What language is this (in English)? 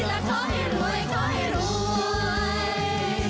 Thai